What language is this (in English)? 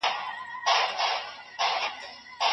Pashto